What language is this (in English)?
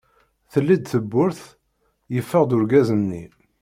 Kabyle